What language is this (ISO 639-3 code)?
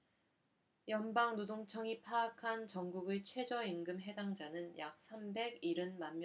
kor